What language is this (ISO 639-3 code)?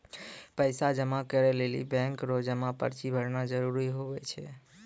mai